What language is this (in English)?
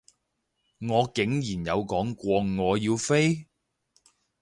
Cantonese